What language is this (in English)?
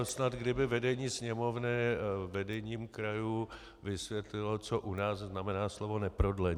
Czech